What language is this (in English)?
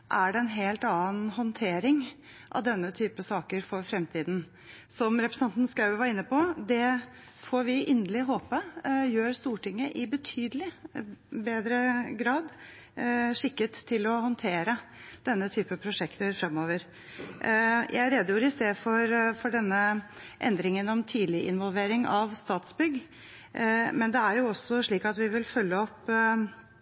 Norwegian Bokmål